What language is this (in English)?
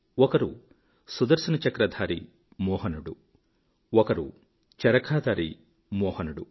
Telugu